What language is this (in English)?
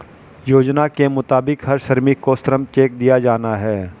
Hindi